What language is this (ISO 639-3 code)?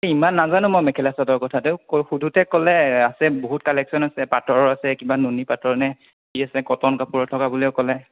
asm